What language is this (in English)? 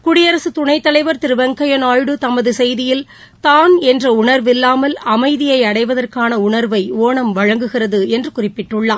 Tamil